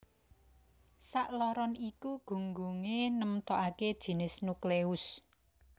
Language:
Javanese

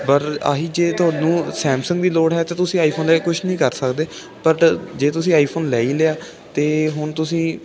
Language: Punjabi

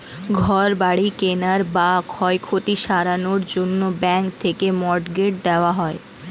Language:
Bangla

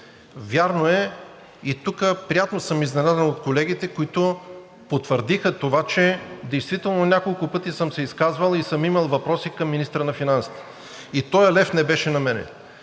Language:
Bulgarian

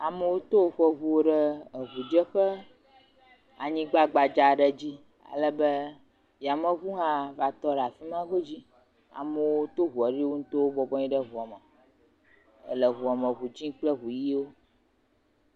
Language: Ewe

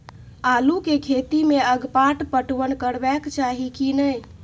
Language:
Maithili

